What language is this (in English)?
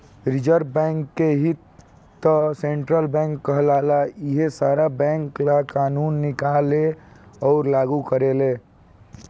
Bhojpuri